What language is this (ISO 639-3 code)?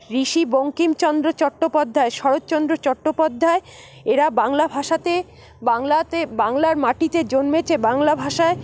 ben